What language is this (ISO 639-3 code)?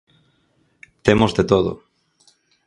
glg